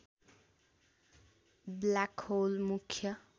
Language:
Nepali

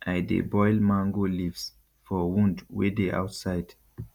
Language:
Nigerian Pidgin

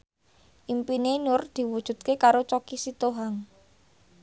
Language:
Javanese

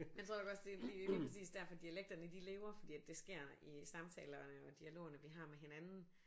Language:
Danish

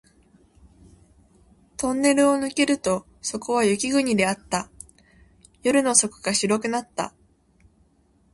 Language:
Japanese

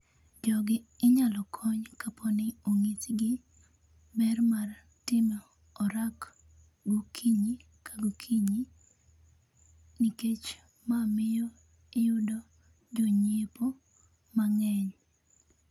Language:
Luo (Kenya and Tanzania)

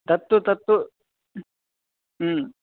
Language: Sanskrit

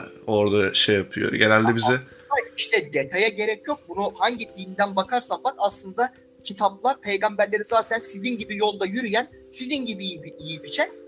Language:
Turkish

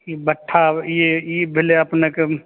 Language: Maithili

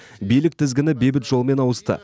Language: Kazakh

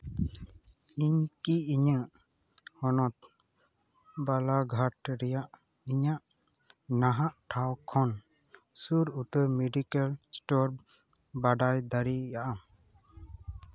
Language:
Santali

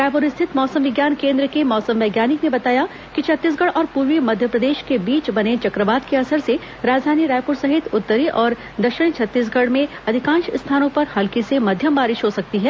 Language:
Hindi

